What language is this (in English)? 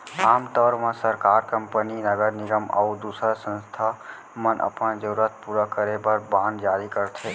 Chhattisgarhi